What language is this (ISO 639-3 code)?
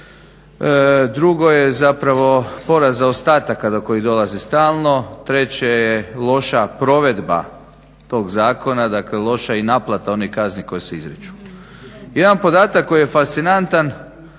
hrv